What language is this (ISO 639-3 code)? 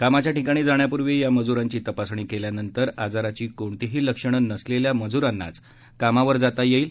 mar